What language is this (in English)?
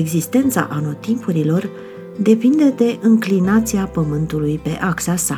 Romanian